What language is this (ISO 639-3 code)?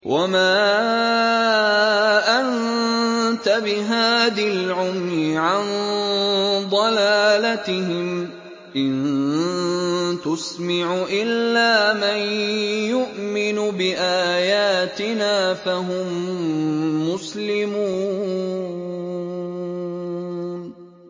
ara